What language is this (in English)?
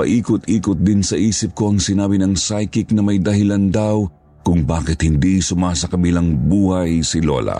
Filipino